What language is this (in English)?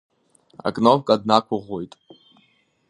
Abkhazian